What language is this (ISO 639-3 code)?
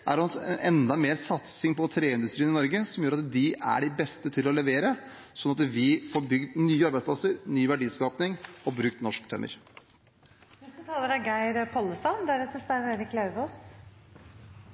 nor